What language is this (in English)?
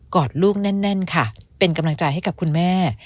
Thai